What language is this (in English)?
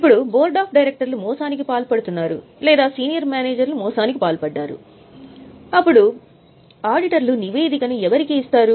Telugu